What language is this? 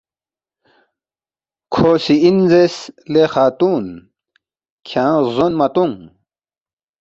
Balti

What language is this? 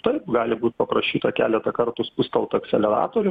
Lithuanian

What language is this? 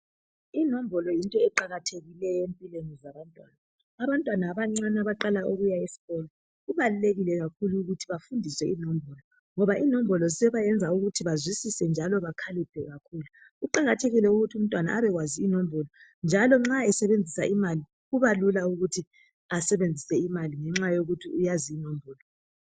North Ndebele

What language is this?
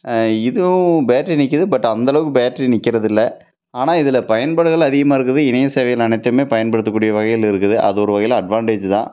Tamil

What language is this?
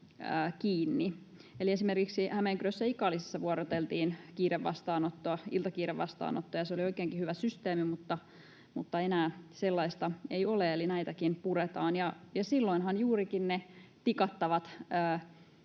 Finnish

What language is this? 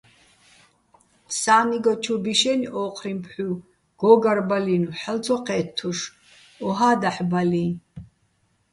Bats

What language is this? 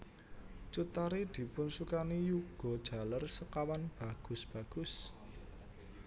Javanese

